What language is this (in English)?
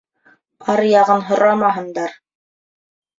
Bashkir